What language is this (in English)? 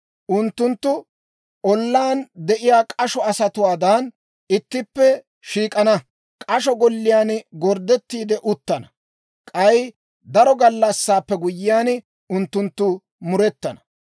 Dawro